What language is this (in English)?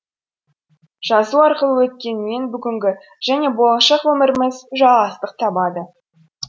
Kazakh